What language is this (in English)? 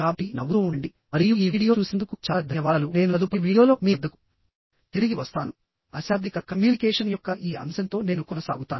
Telugu